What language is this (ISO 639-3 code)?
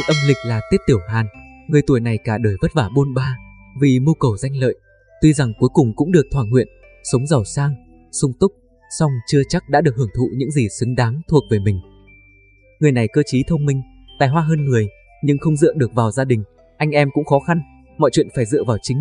vie